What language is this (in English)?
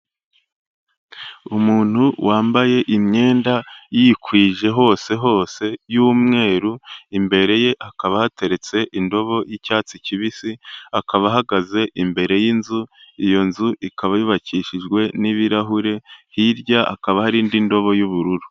Kinyarwanda